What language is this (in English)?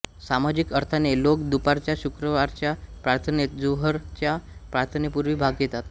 Marathi